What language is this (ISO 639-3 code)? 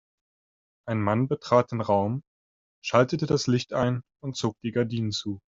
deu